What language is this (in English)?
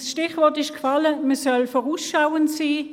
Swiss German